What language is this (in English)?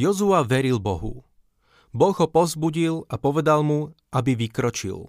Slovak